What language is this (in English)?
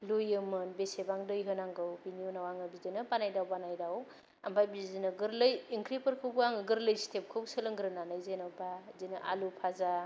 Bodo